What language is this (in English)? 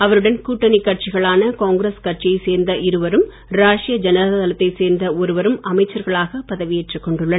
Tamil